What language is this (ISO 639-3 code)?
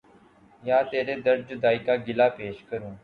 urd